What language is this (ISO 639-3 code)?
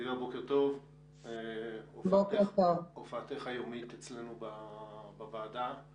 heb